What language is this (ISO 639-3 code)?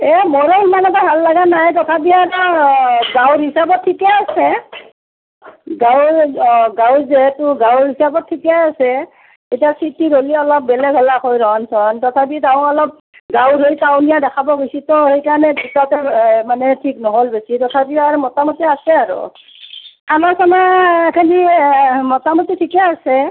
asm